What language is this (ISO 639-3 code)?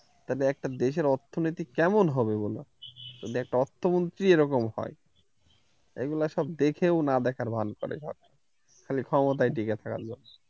ben